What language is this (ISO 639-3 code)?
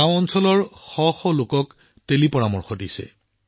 asm